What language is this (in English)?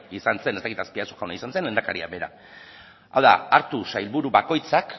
Basque